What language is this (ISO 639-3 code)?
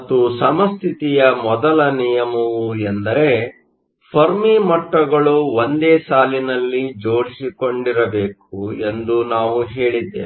kan